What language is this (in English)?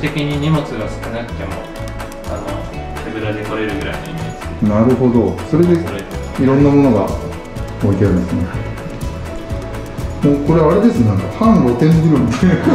Japanese